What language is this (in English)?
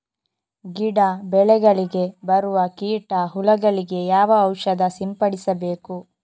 Kannada